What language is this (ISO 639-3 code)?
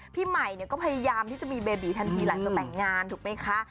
tha